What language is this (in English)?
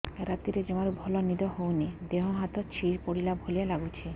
Odia